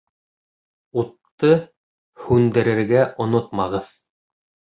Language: Bashkir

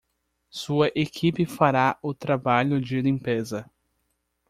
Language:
Portuguese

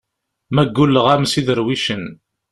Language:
Kabyle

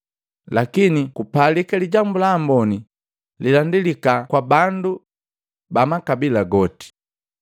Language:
Matengo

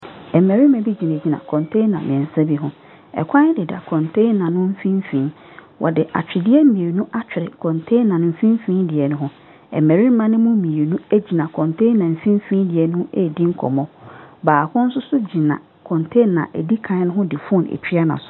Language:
Akan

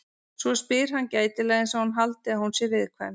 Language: Icelandic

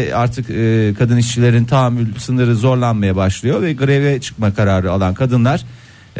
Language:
Turkish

